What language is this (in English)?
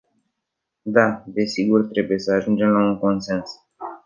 Romanian